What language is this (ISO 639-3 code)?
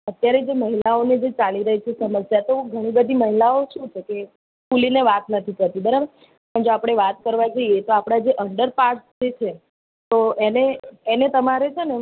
guj